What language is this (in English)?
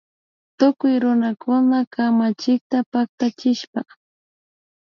Imbabura Highland Quichua